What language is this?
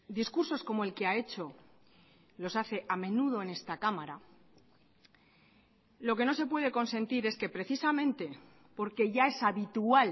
Spanish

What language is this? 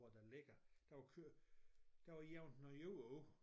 Danish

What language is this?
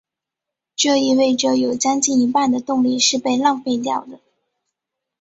Chinese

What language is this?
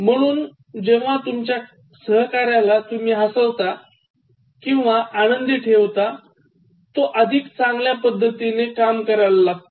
Marathi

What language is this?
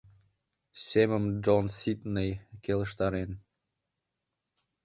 Mari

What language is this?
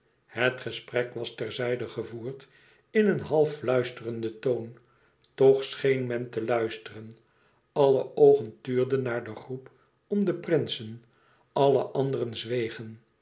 Dutch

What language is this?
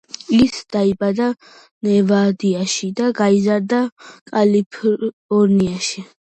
Georgian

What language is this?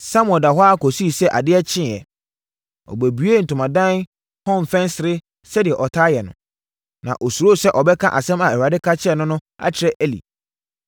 Akan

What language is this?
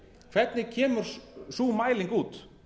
Icelandic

